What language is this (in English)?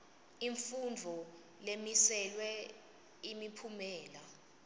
Swati